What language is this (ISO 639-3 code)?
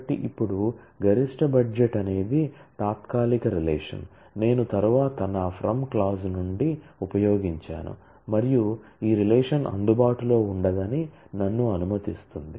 tel